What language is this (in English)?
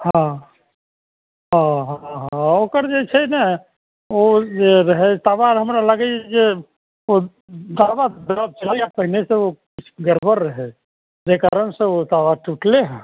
Maithili